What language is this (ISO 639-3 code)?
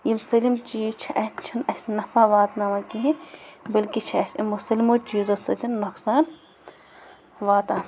kas